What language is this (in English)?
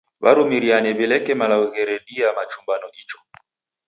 Taita